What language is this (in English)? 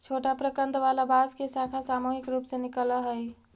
Magahi